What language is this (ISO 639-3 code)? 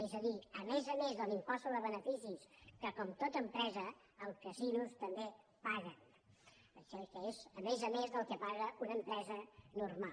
cat